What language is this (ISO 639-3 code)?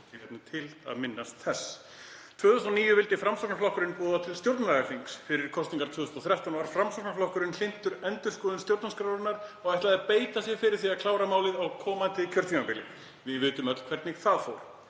isl